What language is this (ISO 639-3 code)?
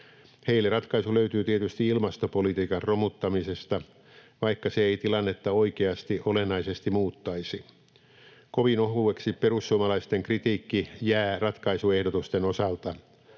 fin